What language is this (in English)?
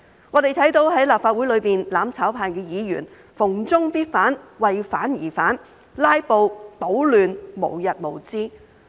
Cantonese